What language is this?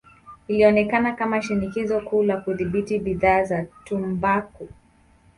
Swahili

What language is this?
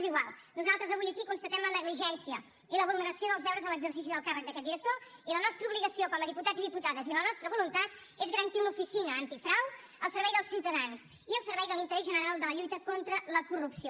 Catalan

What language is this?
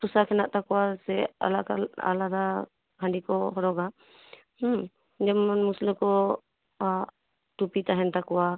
Santali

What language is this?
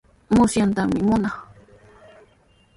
Sihuas Ancash Quechua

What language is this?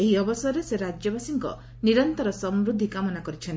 Odia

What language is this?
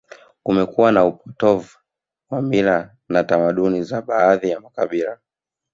Swahili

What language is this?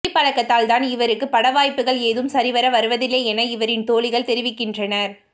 Tamil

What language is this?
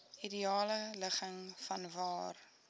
Afrikaans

